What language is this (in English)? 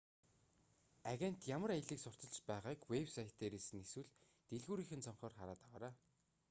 Mongolian